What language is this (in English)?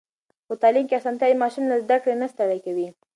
Pashto